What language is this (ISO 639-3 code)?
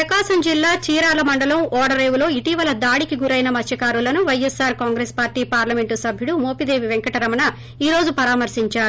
tel